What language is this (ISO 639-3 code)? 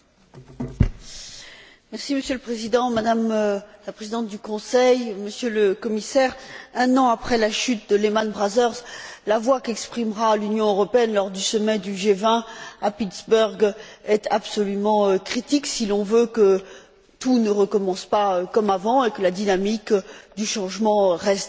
fra